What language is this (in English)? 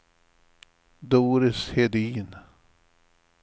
Swedish